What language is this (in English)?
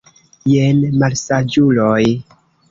Esperanto